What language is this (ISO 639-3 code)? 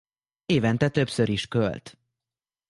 hun